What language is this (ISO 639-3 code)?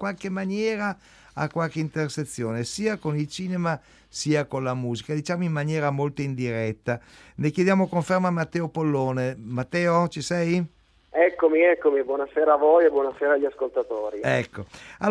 ita